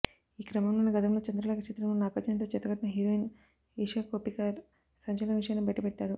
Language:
Telugu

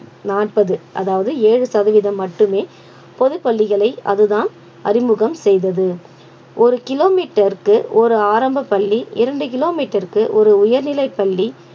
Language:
Tamil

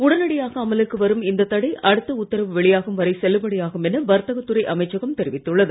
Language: Tamil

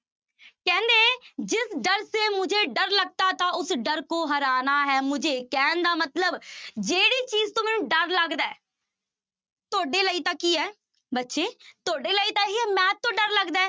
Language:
Punjabi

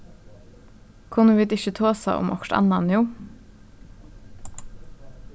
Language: Faroese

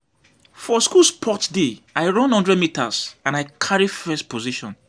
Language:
Nigerian Pidgin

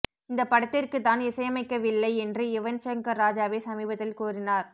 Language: Tamil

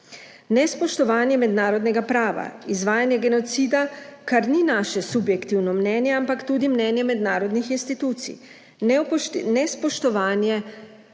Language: Slovenian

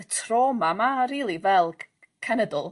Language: Welsh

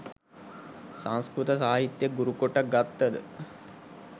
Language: Sinhala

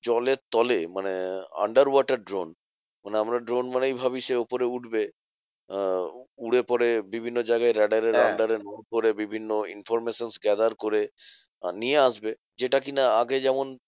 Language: Bangla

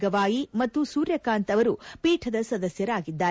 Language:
Kannada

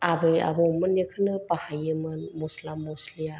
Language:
Bodo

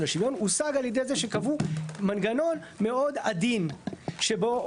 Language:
Hebrew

